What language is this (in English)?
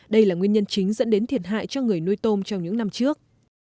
Vietnamese